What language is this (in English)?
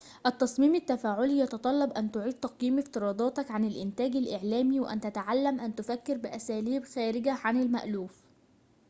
Arabic